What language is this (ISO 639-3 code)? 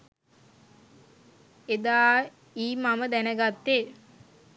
sin